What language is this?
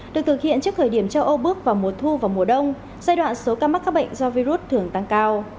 Vietnamese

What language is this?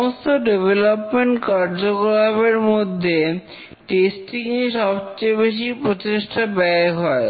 Bangla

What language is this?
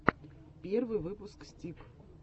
Russian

